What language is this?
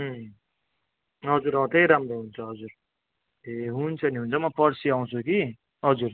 Nepali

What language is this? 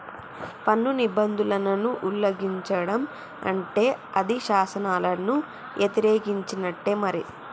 Telugu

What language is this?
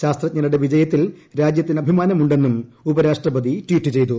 Malayalam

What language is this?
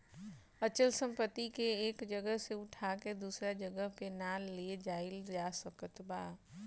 Bhojpuri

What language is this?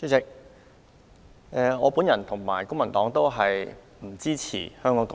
Cantonese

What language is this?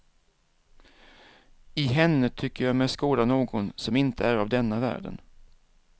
Swedish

